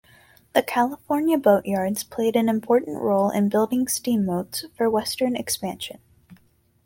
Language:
English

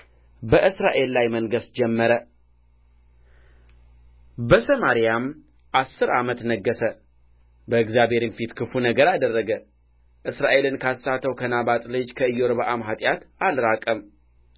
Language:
Amharic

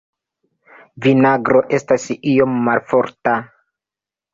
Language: Esperanto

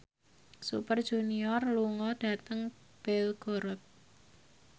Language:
Javanese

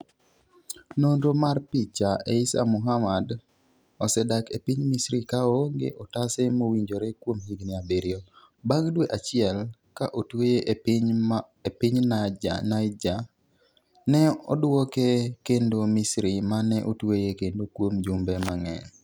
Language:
Luo (Kenya and Tanzania)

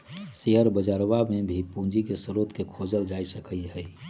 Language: Magahi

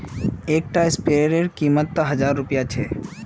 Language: Magahi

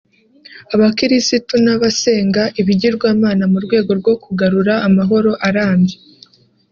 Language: Kinyarwanda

